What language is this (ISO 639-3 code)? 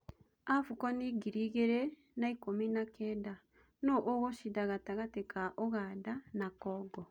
kik